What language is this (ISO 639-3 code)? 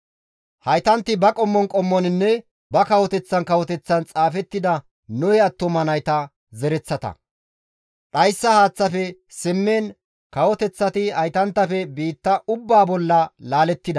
gmv